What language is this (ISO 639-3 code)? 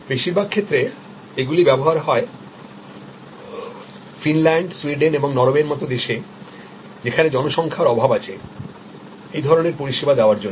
ben